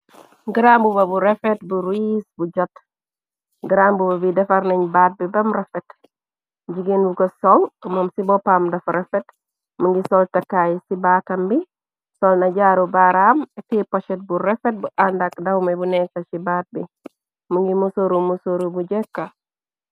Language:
Wolof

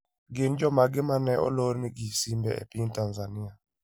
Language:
Luo (Kenya and Tanzania)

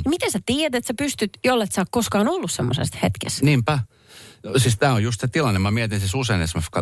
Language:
Finnish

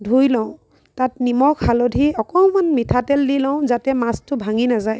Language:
Assamese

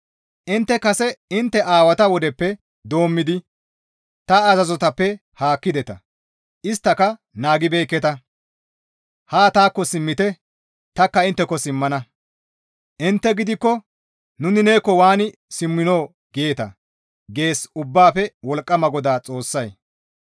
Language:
Gamo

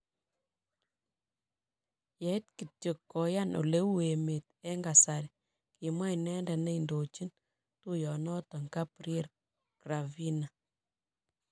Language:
Kalenjin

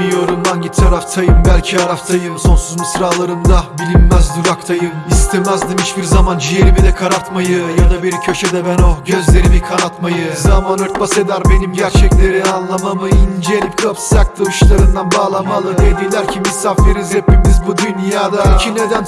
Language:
Turkish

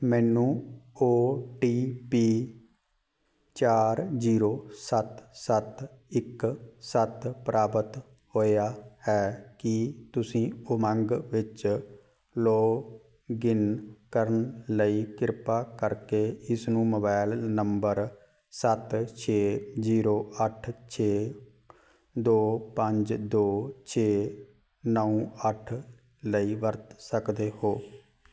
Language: Punjabi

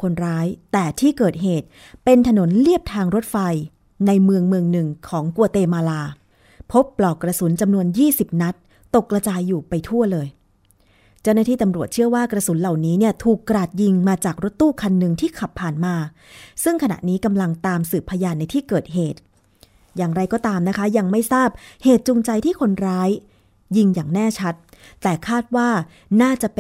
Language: Thai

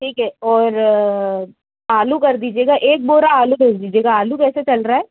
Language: Hindi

